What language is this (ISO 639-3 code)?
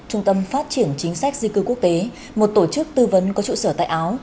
vie